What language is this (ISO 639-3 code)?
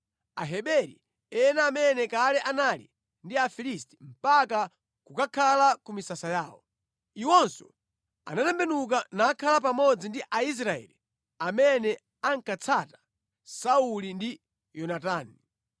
nya